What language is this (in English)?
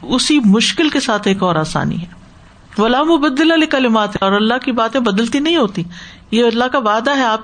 Urdu